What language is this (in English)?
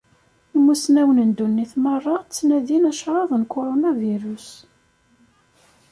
Kabyle